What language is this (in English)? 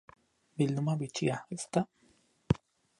Basque